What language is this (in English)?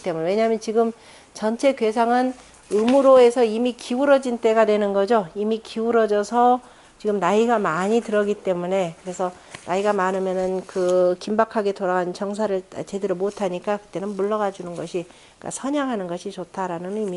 Korean